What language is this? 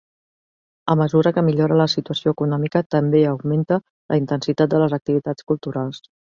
Catalan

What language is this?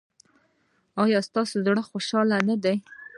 Pashto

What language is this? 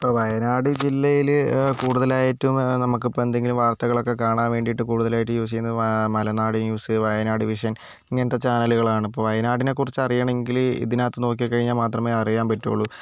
Malayalam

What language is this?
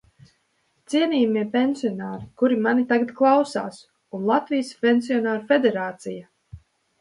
Latvian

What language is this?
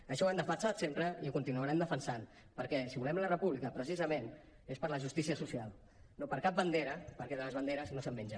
Catalan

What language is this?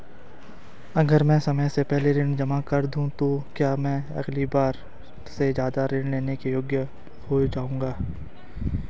Hindi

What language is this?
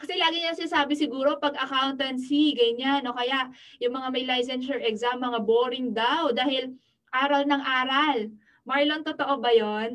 Filipino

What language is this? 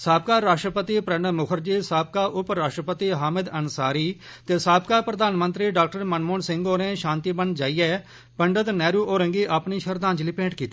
Dogri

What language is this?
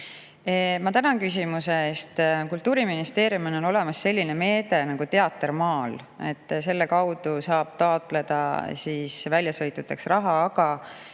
Estonian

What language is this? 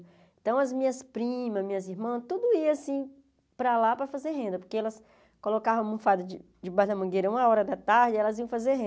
Portuguese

